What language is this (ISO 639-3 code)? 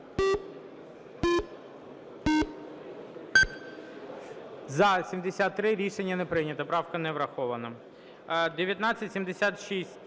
ukr